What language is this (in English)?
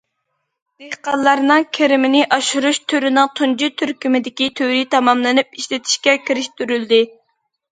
Uyghur